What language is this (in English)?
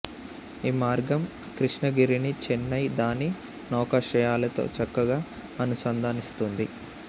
Telugu